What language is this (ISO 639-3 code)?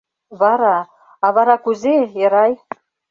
chm